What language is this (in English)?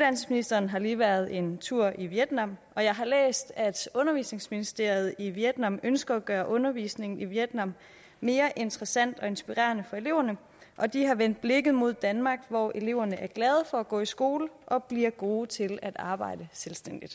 Danish